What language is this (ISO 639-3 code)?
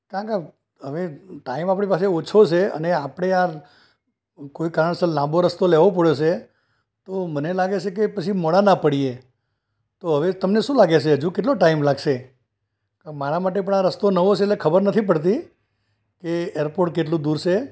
guj